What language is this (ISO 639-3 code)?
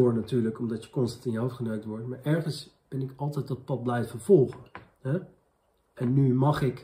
nld